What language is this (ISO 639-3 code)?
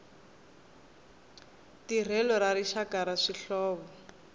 tso